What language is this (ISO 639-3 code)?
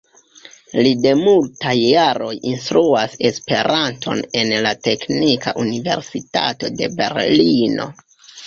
epo